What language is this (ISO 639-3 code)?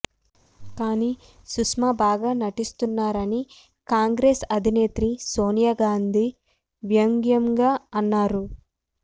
tel